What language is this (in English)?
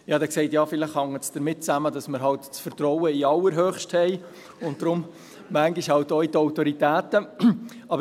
Swiss German